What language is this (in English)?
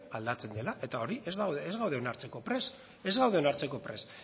Basque